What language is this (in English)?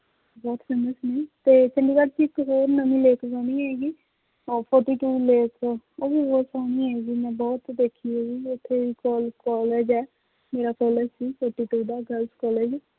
Punjabi